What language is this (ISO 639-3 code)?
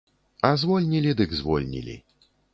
bel